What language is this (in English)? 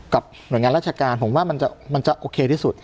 Thai